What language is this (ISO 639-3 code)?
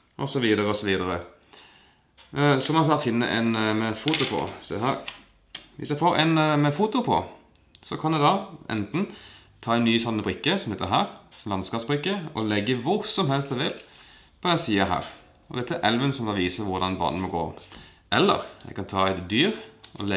nld